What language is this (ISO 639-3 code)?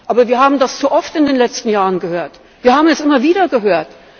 deu